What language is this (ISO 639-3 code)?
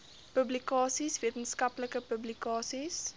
afr